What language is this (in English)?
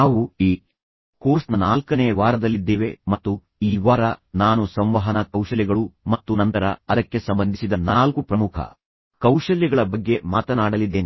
Kannada